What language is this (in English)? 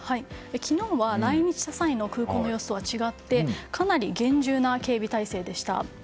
Japanese